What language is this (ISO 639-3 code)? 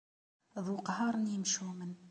kab